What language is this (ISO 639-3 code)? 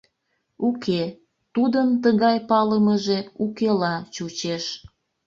chm